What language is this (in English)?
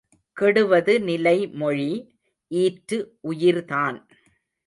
Tamil